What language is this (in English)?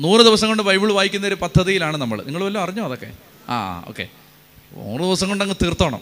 Malayalam